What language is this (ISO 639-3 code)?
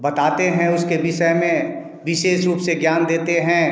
hin